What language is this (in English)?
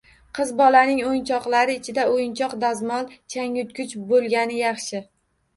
Uzbek